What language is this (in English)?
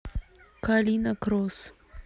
Russian